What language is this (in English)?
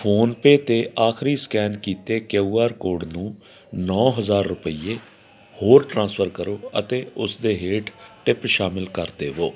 Punjabi